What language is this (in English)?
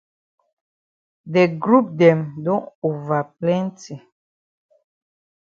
Cameroon Pidgin